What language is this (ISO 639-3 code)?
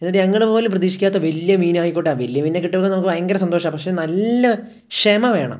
mal